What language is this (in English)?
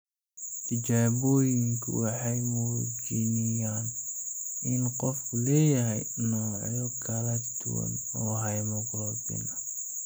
Somali